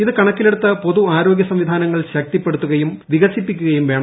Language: Malayalam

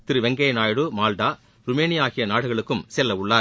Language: Tamil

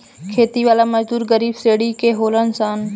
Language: Bhojpuri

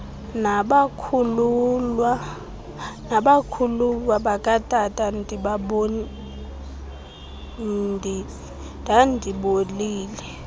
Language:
Xhosa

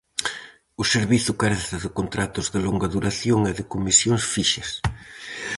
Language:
Galician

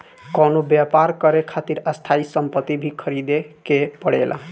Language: Bhojpuri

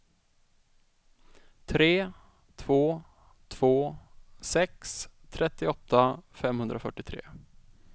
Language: Swedish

